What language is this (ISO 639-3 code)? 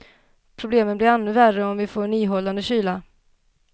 swe